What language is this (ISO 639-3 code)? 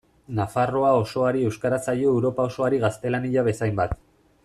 eus